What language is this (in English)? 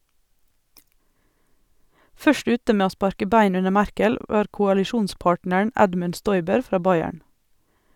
Norwegian